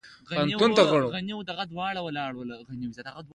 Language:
Pashto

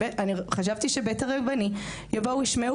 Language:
Hebrew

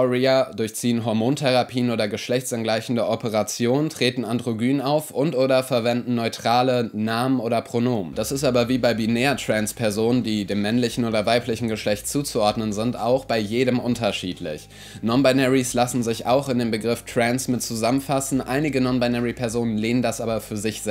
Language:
German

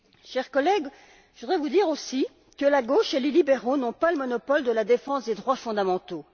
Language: French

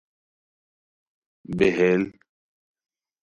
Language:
Khowar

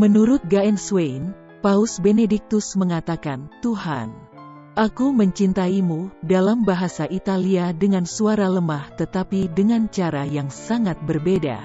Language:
Indonesian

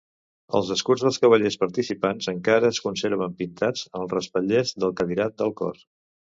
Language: Catalan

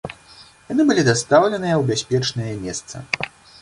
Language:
Belarusian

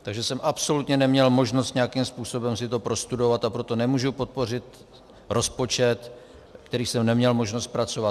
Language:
Czech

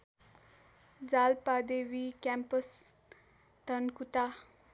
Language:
Nepali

